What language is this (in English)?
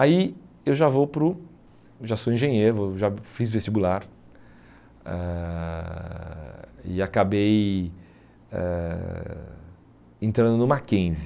Portuguese